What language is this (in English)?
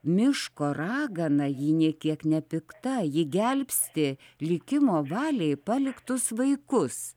Lithuanian